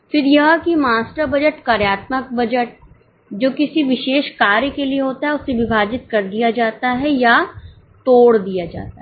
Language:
Hindi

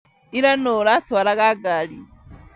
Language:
Kikuyu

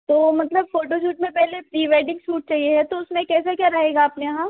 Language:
Hindi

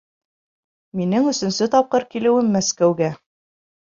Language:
Bashkir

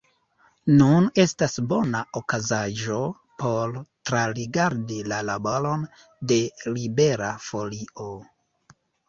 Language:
Esperanto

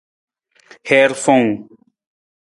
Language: Nawdm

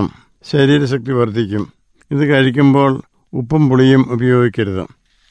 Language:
Malayalam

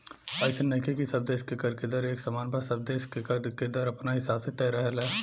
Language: Bhojpuri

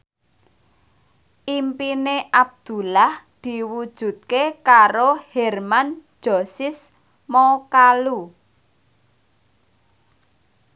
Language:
Javanese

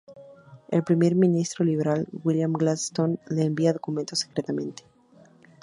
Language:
Spanish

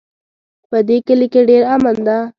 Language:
Pashto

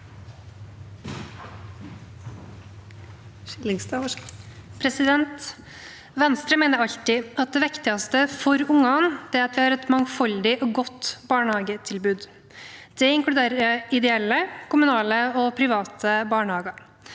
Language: Norwegian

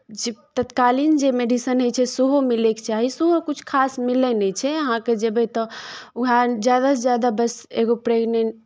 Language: Maithili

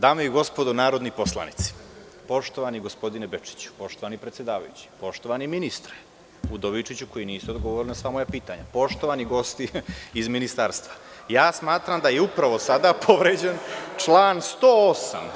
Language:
Serbian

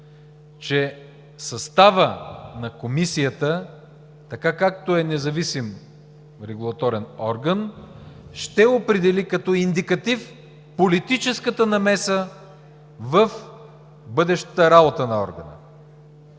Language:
Bulgarian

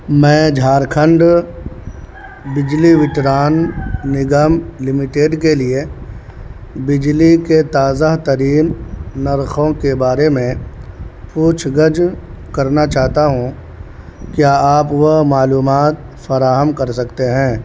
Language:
Urdu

